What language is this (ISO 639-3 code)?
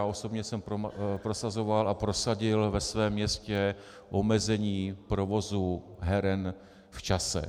ces